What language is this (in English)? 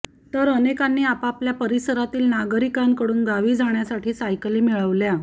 Marathi